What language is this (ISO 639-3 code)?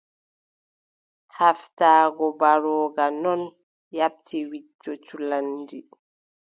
fub